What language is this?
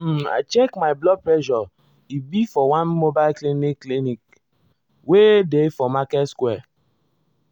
Nigerian Pidgin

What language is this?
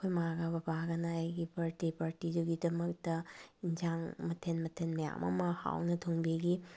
Manipuri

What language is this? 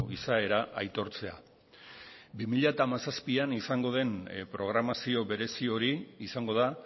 Basque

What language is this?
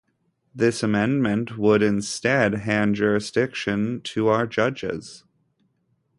English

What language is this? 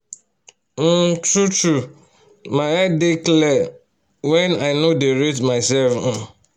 Nigerian Pidgin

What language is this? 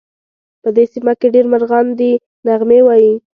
Pashto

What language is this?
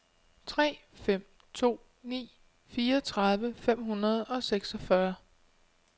Danish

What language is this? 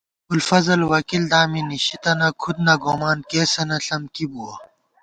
Gawar-Bati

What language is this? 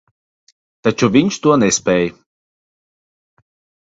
Latvian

